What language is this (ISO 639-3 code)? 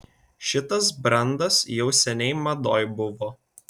lit